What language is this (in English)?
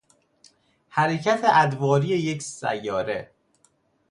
Persian